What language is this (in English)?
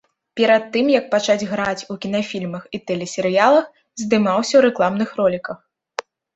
Belarusian